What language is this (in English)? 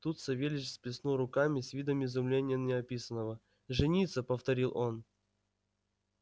Russian